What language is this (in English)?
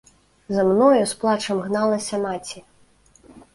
Belarusian